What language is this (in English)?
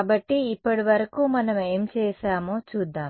Telugu